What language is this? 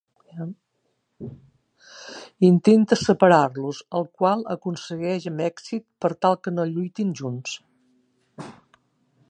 Catalan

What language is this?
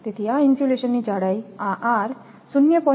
Gujarati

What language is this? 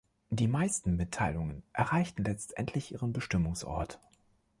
German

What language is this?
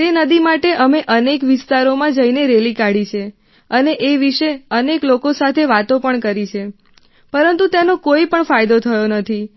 Gujarati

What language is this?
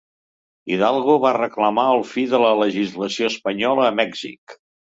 Catalan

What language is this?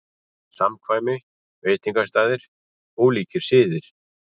Icelandic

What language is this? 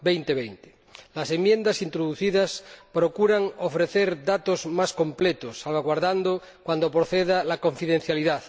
Spanish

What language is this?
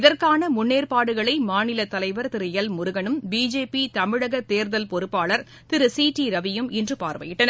Tamil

